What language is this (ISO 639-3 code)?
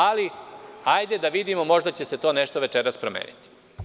srp